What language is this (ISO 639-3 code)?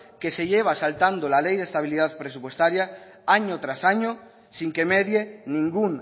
spa